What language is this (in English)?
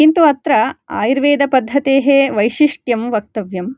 Sanskrit